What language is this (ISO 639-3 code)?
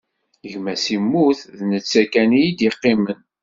kab